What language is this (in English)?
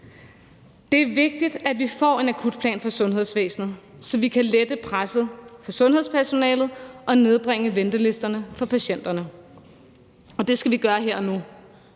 Danish